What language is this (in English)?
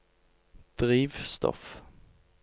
Norwegian